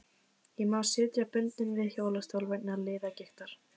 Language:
Icelandic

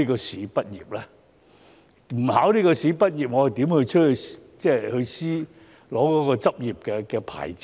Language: Cantonese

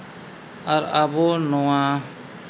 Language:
Santali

